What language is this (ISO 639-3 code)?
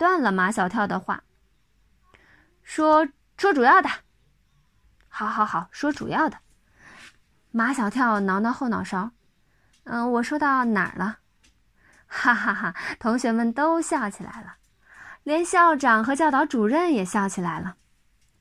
zho